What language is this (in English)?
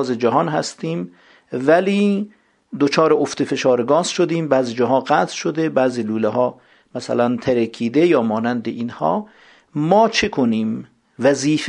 Persian